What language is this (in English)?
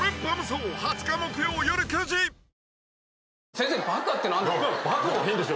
Japanese